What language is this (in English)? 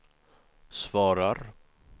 Swedish